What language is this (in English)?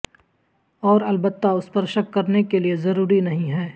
Urdu